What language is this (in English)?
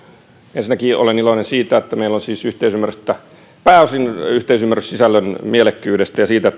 Finnish